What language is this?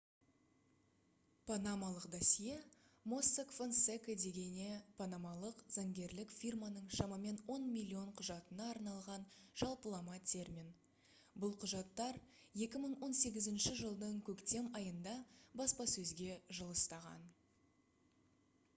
Kazakh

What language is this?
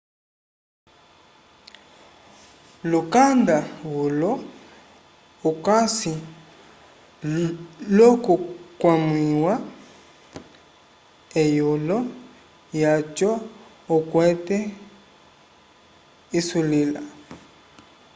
Umbundu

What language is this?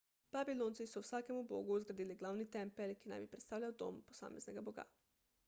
Slovenian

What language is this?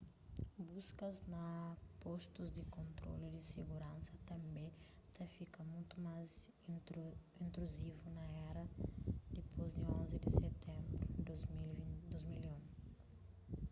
Kabuverdianu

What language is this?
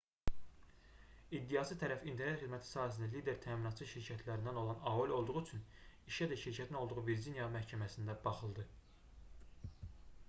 Azerbaijani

